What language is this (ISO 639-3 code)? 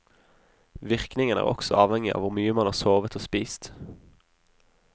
nor